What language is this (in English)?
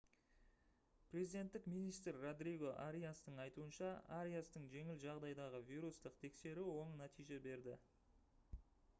Kazakh